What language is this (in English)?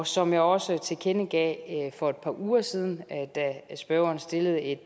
Danish